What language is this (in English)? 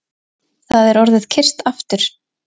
Icelandic